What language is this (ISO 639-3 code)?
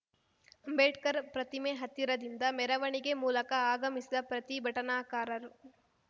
kan